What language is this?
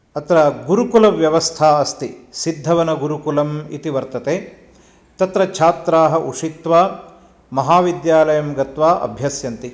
Sanskrit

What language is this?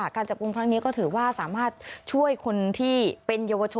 Thai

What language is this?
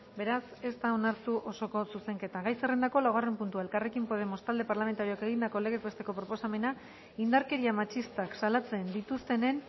Basque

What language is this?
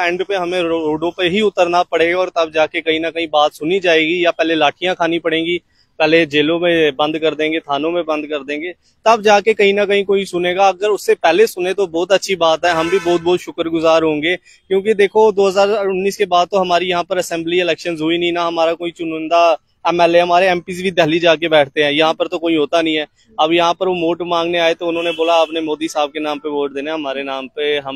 Hindi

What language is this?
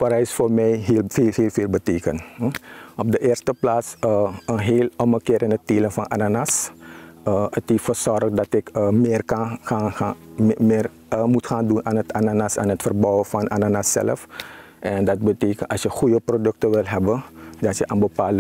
Dutch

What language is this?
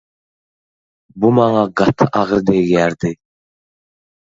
Turkmen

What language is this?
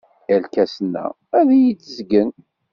Kabyle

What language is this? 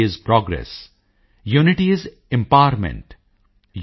Punjabi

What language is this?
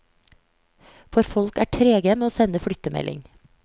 Norwegian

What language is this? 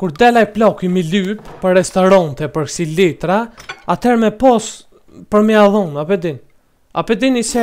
Romanian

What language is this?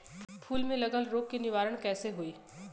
Bhojpuri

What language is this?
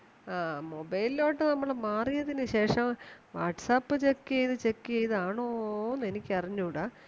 Malayalam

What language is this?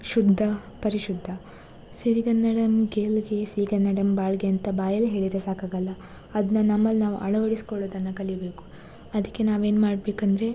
Kannada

